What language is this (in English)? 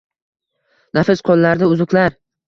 Uzbek